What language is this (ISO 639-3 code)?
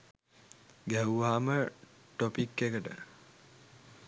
sin